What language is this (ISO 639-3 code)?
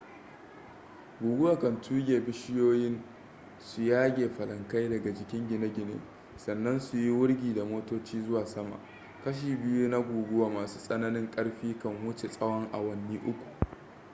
hau